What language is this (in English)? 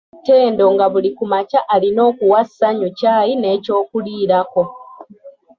Ganda